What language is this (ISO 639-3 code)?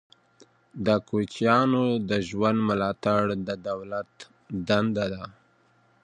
pus